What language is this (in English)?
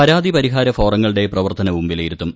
Malayalam